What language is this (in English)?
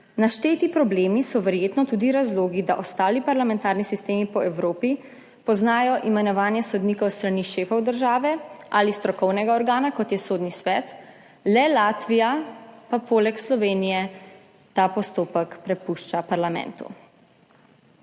Slovenian